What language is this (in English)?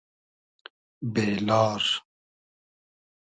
Hazaragi